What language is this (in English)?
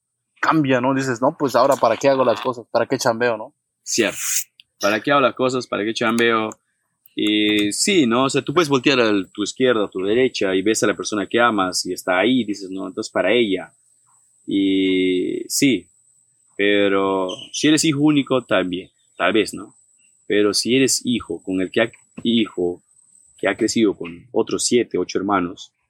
Spanish